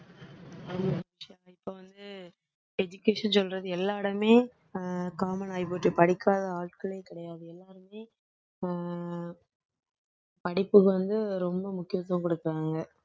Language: Tamil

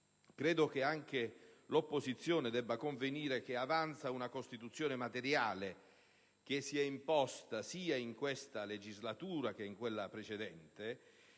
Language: Italian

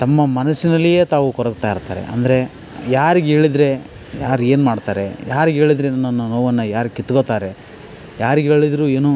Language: Kannada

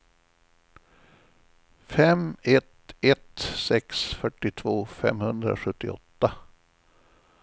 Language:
Swedish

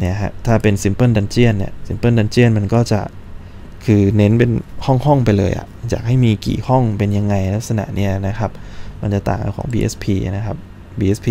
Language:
Thai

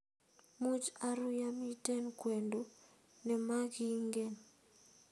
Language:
Kalenjin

